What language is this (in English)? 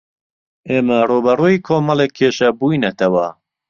Central Kurdish